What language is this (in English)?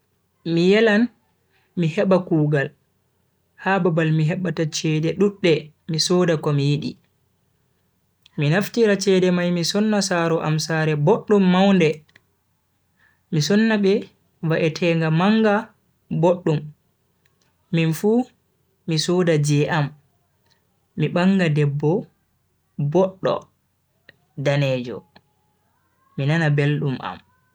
Bagirmi Fulfulde